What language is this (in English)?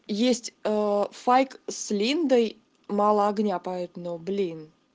Russian